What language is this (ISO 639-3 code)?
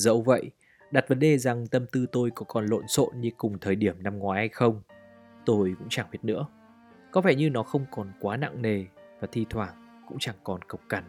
vie